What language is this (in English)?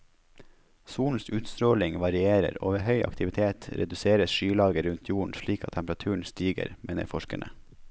Norwegian